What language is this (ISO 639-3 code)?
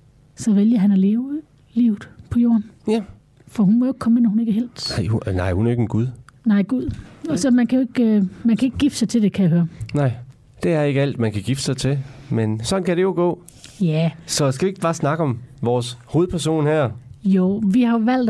dan